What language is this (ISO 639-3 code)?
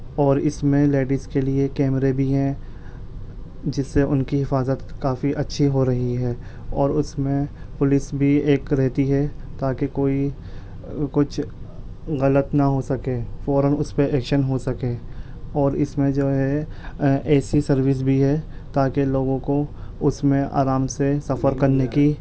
urd